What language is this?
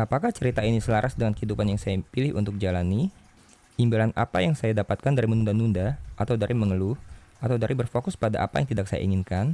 Indonesian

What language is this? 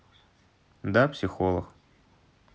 Russian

